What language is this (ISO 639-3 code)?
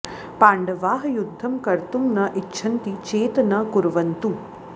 san